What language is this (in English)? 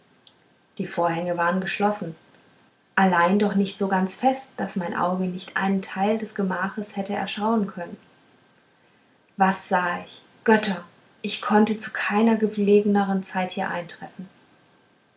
German